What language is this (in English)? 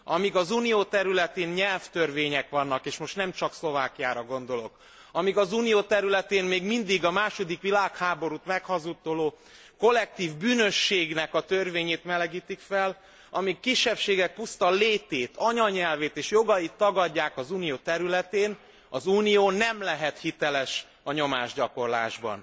Hungarian